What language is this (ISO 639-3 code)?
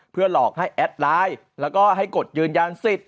tha